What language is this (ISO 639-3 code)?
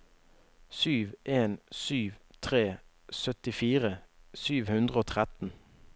nor